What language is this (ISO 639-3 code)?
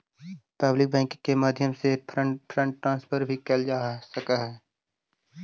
mag